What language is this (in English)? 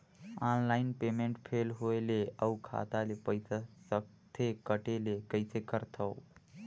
Chhattisgarhi